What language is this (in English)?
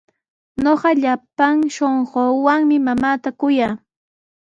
Sihuas Ancash Quechua